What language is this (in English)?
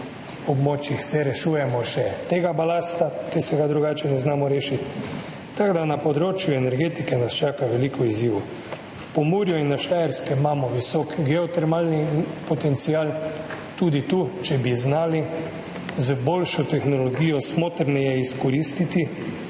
Slovenian